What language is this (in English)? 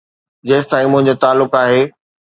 Sindhi